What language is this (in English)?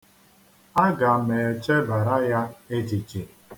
Igbo